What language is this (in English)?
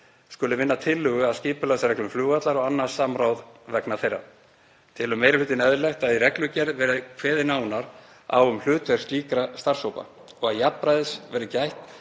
Icelandic